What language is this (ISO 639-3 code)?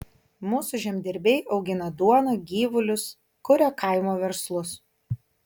lit